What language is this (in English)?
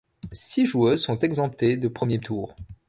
French